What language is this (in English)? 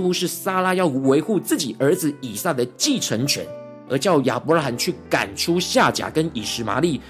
Chinese